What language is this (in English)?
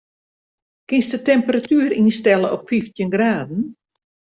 Western Frisian